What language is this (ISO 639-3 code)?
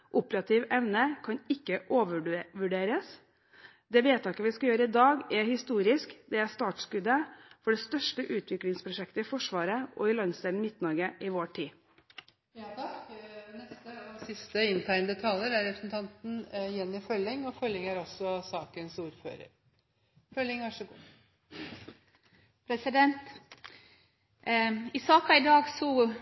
nor